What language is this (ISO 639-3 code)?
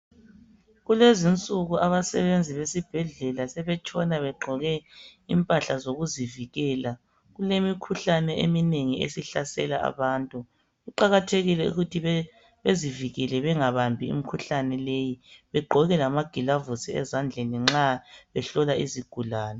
nde